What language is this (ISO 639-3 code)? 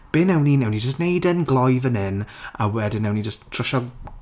cym